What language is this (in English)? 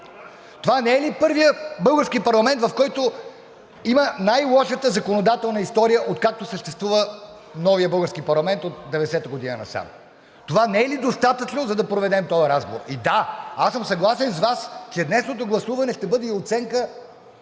Bulgarian